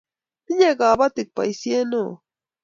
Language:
Kalenjin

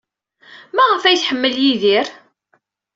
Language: Kabyle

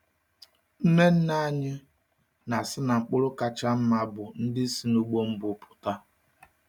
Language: Igbo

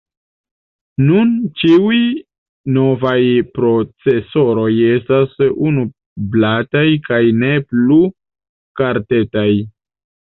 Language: Esperanto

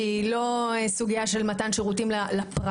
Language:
Hebrew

